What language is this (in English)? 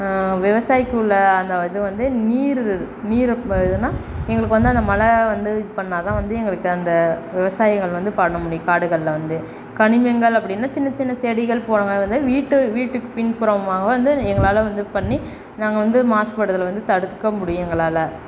Tamil